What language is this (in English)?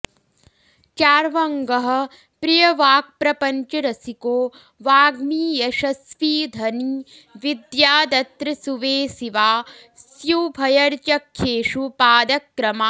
Sanskrit